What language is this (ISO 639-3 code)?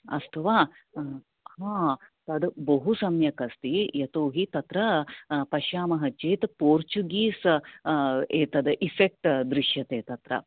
san